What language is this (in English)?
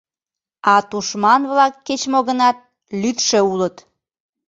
Mari